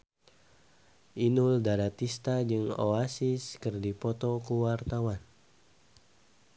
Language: Sundanese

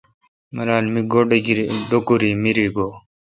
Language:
Kalkoti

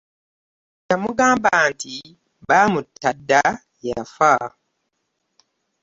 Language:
Ganda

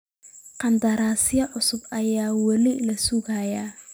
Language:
Somali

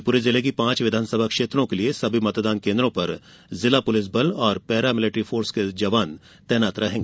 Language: Hindi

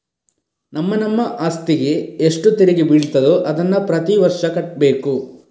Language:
Kannada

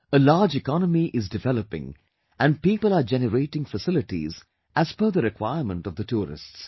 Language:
English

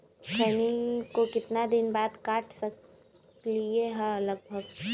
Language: Magahi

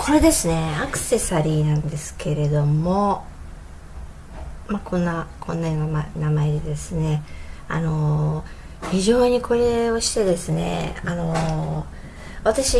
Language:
Japanese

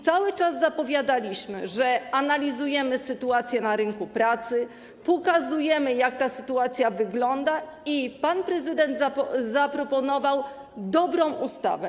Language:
Polish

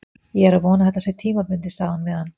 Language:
Icelandic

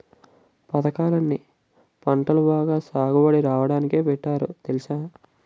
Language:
Telugu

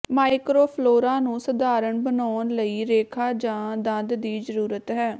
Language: Punjabi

